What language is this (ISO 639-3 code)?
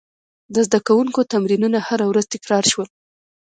pus